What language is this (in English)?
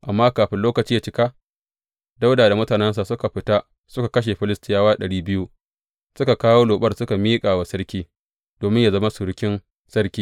Hausa